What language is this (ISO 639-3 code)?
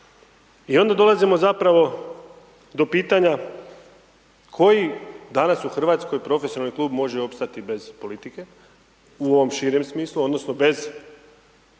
hrv